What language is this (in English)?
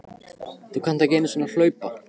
Icelandic